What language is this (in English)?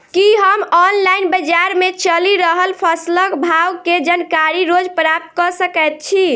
Maithili